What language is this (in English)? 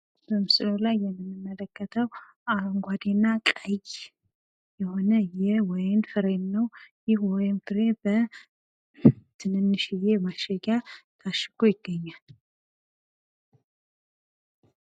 Amharic